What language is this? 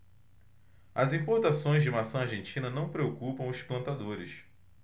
Portuguese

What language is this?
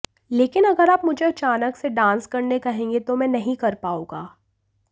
Hindi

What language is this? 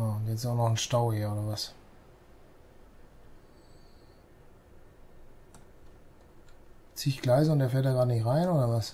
German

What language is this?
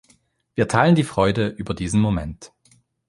German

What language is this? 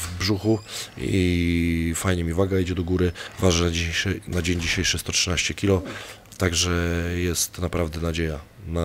Polish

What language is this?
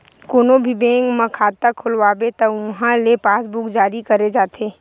Chhattisgarhi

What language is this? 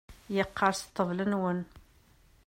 Kabyle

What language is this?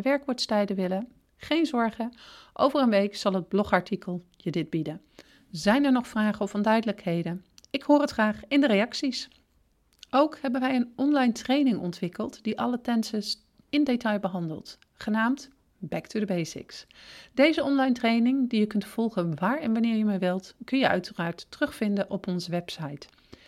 Dutch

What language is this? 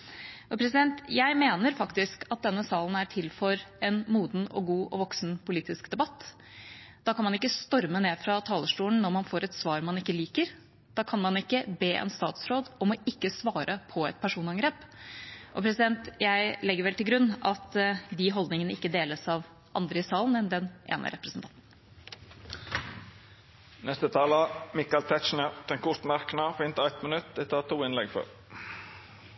Norwegian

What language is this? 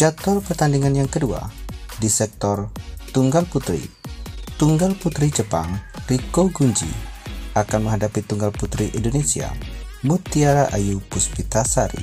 Indonesian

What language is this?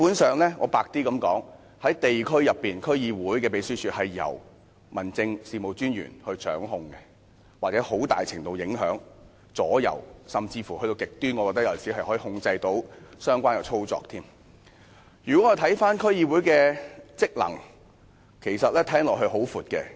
Cantonese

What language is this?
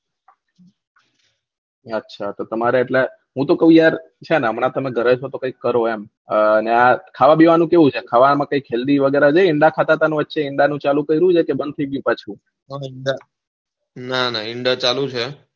Gujarati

